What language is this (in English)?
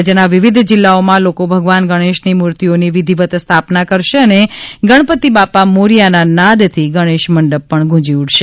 Gujarati